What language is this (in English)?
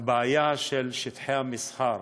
Hebrew